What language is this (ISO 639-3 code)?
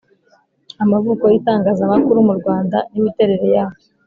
kin